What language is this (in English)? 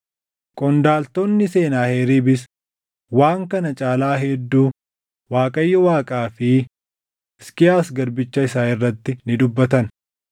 Oromo